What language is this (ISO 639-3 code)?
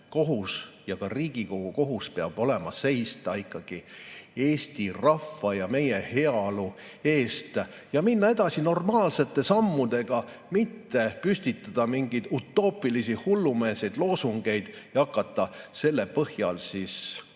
est